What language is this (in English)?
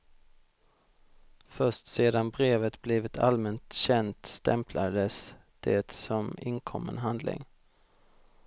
Swedish